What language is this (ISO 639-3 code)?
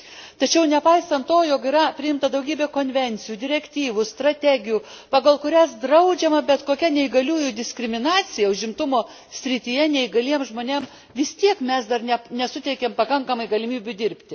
lit